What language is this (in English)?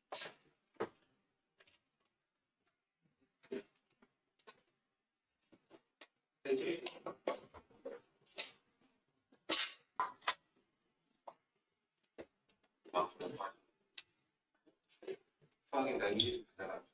Korean